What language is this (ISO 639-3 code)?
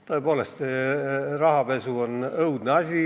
est